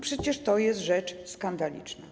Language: Polish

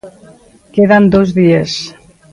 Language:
Galician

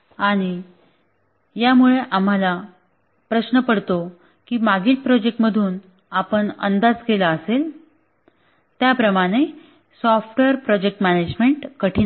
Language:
Marathi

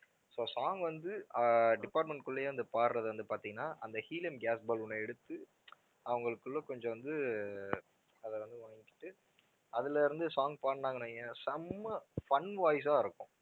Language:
Tamil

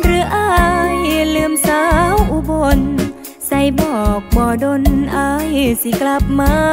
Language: Thai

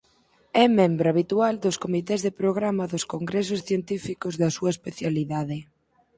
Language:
Galician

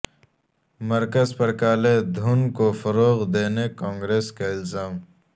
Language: Urdu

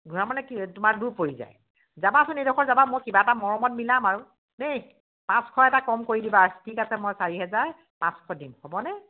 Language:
Assamese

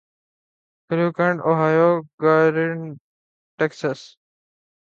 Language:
Urdu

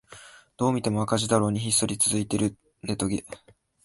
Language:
Japanese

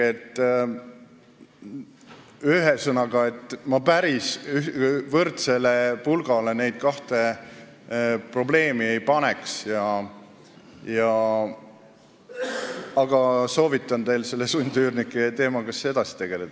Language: Estonian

